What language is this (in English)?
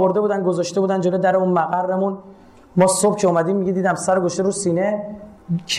Persian